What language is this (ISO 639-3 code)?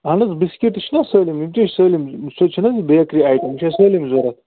kas